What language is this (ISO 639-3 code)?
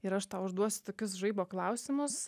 lit